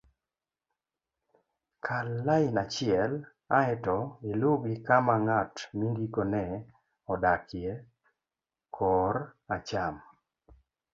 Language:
Luo (Kenya and Tanzania)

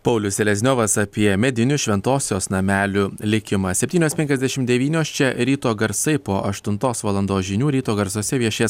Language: Lithuanian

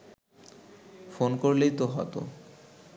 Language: Bangla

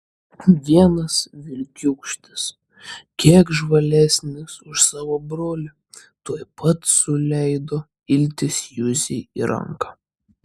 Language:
Lithuanian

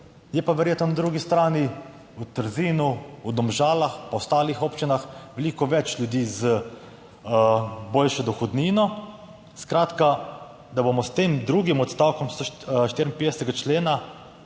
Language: Slovenian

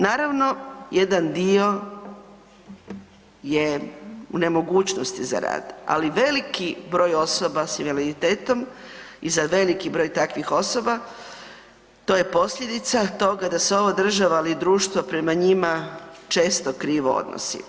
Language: Croatian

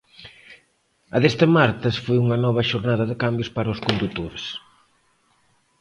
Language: Galician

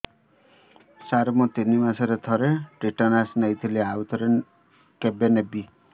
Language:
Odia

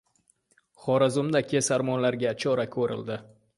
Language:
Uzbek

